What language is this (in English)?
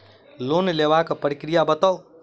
Maithili